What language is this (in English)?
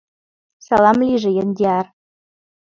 Mari